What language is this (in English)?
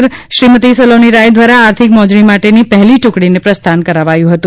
Gujarati